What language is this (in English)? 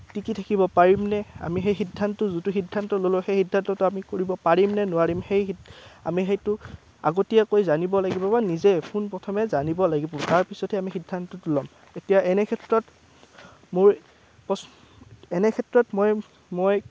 Assamese